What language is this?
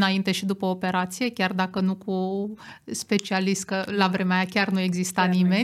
Romanian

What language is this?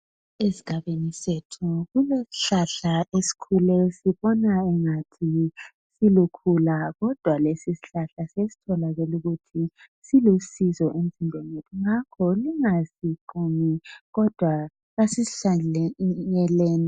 North Ndebele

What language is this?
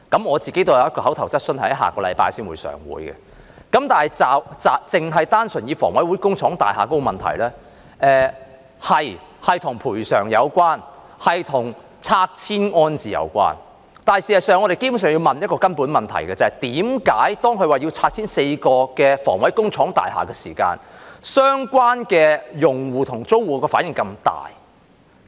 Cantonese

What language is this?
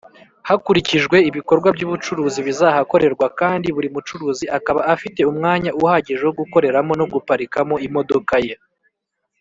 Kinyarwanda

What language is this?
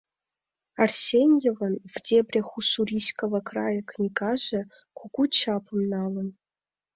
Mari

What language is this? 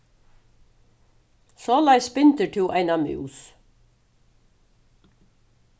Faroese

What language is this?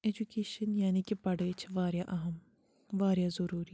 Kashmiri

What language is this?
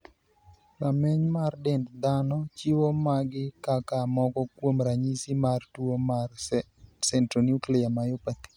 Luo (Kenya and Tanzania)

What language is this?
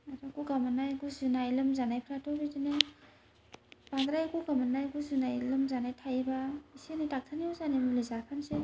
Bodo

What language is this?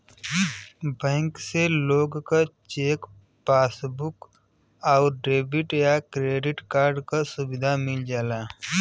Bhojpuri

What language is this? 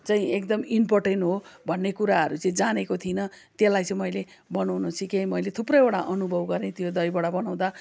Nepali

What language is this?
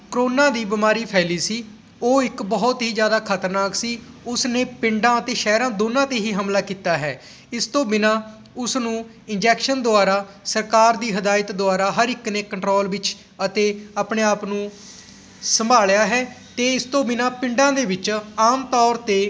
Punjabi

